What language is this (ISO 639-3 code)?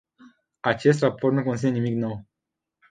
ron